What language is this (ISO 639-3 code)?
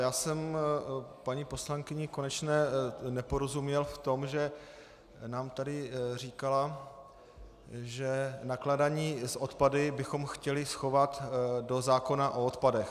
ces